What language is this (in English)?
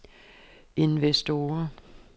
Danish